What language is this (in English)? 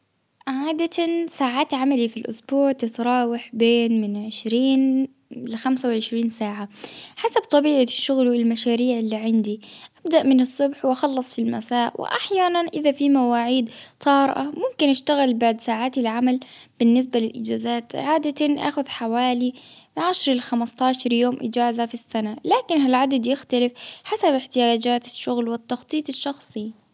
Baharna Arabic